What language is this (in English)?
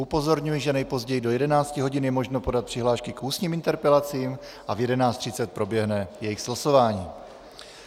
Czech